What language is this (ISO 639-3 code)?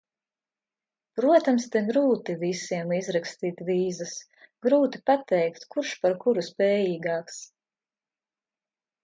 lav